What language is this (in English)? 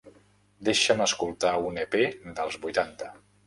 Catalan